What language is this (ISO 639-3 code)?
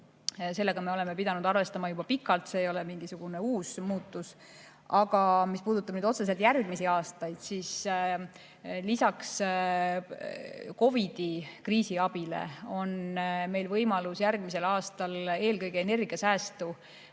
est